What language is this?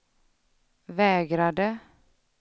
Swedish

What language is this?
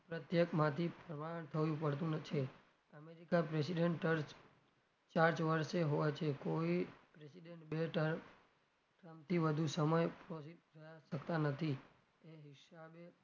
Gujarati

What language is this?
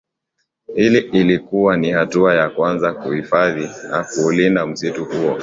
Swahili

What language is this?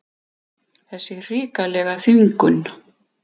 Icelandic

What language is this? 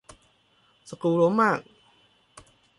Thai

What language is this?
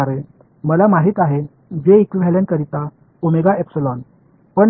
Tamil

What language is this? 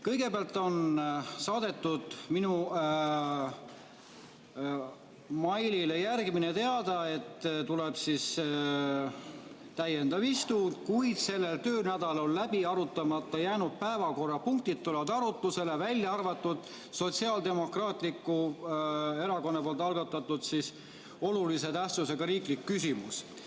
Estonian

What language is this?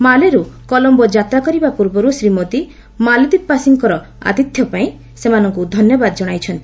Odia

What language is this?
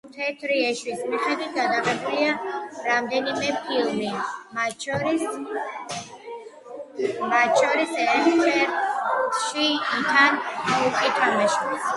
Georgian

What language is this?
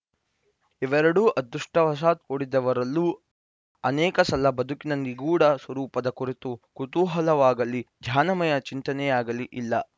Kannada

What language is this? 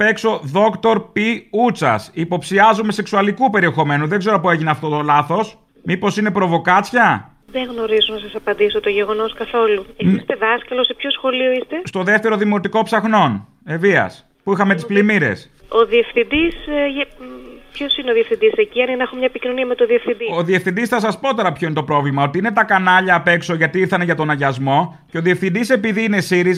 Greek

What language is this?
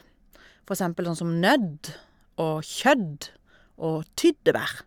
Norwegian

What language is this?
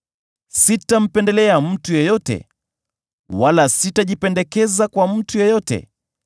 Swahili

